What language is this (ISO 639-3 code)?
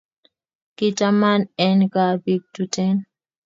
kln